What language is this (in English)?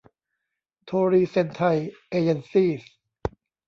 Thai